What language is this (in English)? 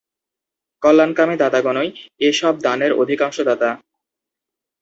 Bangla